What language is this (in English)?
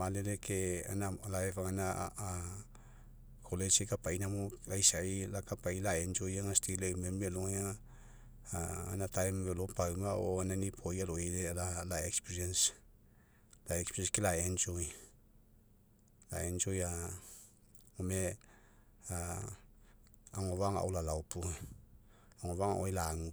Mekeo